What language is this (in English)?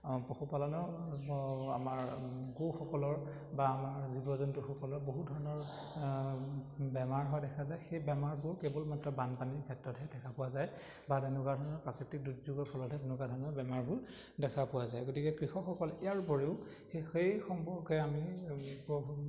Assamese